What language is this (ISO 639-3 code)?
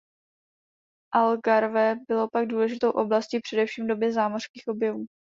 ces